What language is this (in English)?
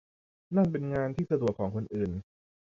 Thai